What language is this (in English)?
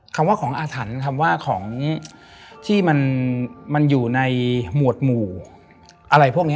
Thai